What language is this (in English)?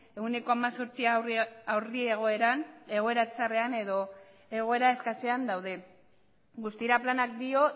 Basque